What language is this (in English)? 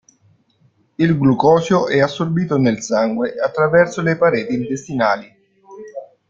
Italian